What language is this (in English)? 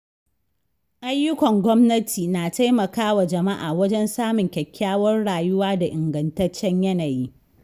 Hausa